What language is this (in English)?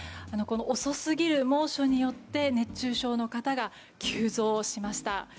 Japanese